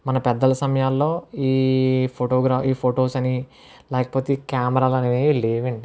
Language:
Telugu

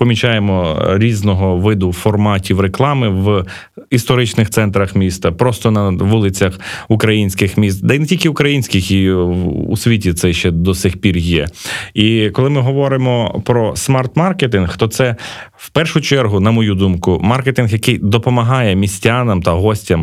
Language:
Ukrainian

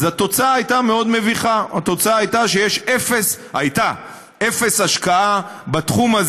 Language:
Hebrew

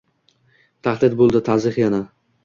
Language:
Uzbek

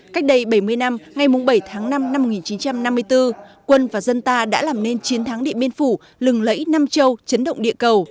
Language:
Vietnamese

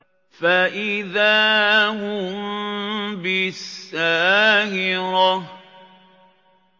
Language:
Arabic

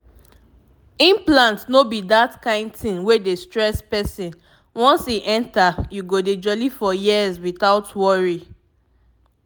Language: Nigerian Pidgin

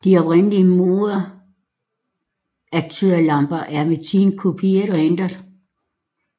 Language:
Danish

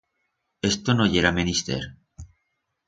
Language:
Aragonese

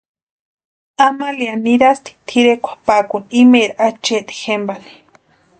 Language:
Western Highland Purepecha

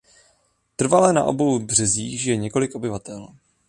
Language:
Czech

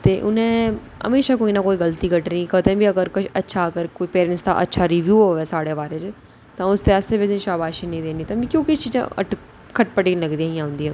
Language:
Dogri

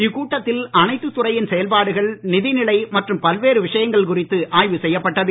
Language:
Tamil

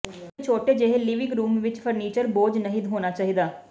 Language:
Punjabi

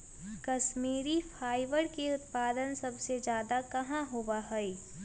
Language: Magahi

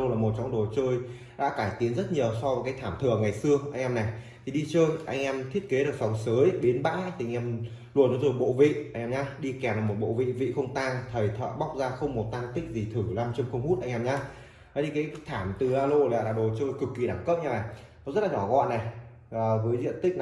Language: Vietnamese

